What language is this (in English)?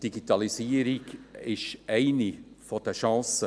Swiss German